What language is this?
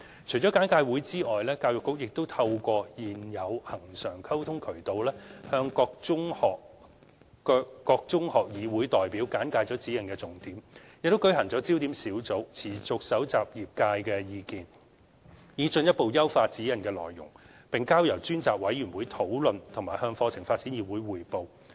Cantonese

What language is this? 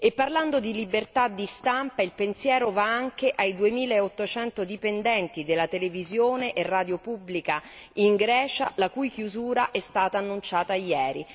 Italian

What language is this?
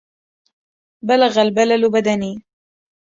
Arabic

